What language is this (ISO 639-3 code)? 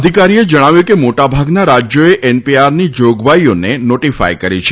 guj